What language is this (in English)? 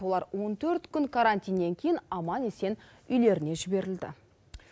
Kazakh